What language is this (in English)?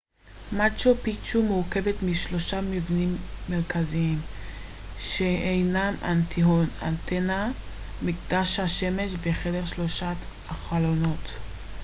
Hebrew